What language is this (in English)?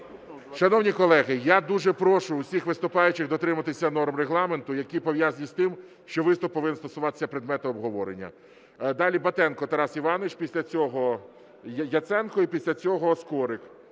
Ukrainian